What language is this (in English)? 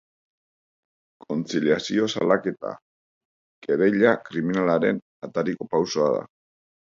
Basque